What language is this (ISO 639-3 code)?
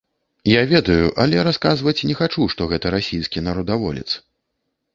bel